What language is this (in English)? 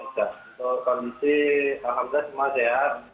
Indonesian